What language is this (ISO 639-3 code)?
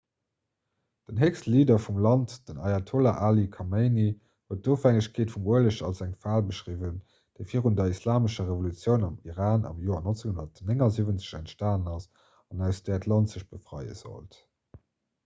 ltz